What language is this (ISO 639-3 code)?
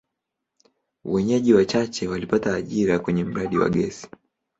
swa